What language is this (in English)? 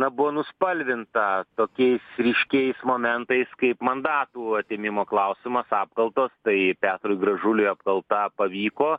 Lithuanian